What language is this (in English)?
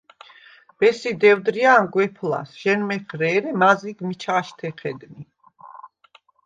Svan